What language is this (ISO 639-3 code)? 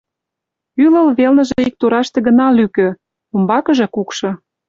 chm